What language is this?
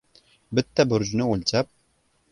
Uzbek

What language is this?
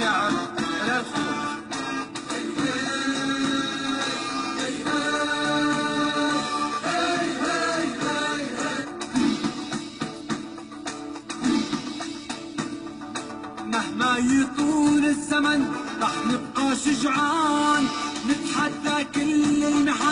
Arabic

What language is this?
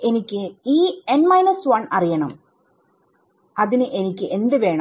Malayalam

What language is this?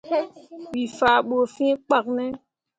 Mundang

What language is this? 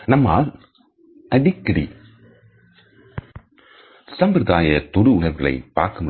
Tamil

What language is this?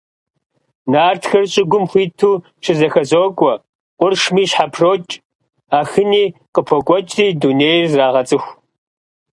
Kabardian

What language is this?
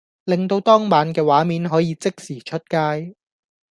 Cantonese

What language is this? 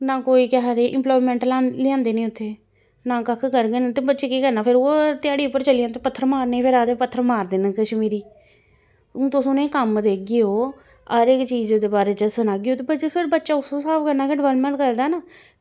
Dogri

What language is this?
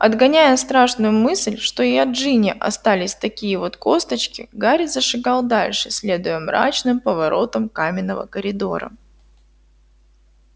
Russian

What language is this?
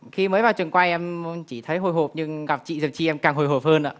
Vietnamese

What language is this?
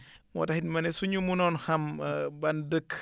Wolof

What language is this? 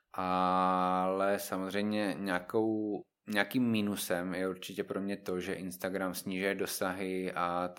Czech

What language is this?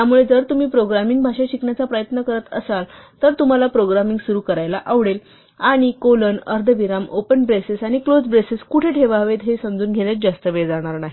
Marathi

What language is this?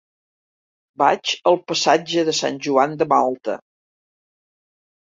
Catalan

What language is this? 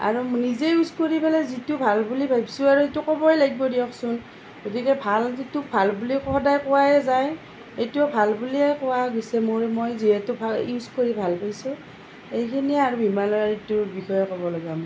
Assamese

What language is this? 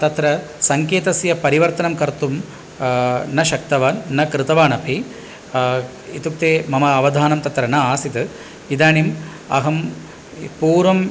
Sanskrit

